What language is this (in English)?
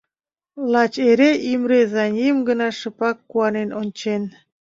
Mari